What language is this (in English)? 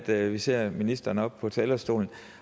Danish